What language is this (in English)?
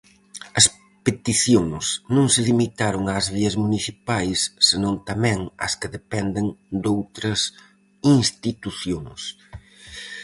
Galician